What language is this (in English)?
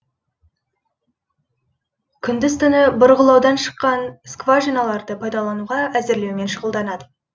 Kazakh